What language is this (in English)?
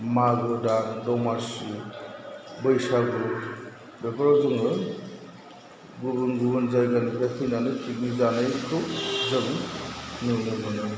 Bodo